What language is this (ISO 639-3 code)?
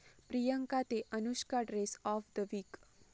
mar